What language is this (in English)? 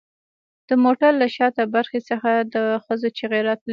Pashto